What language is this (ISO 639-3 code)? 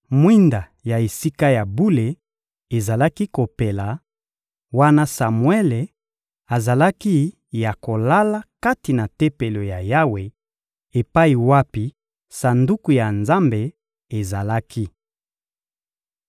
lin